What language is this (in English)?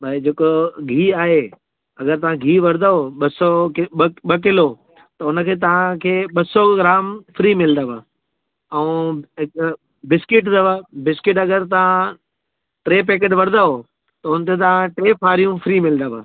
Sindhi